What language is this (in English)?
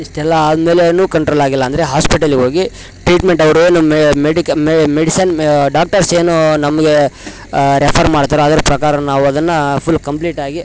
Kannada